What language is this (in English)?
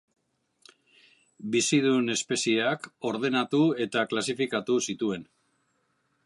Basque